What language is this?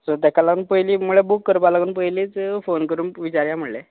Konkani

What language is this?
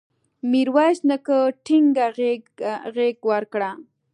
Pashto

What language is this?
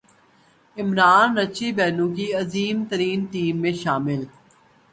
Urdu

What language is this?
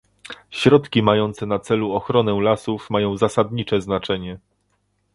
Polish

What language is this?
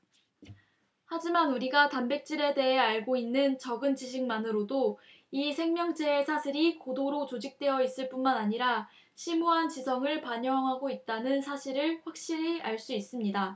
Korean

